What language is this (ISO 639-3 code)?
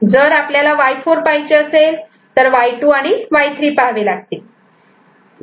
mar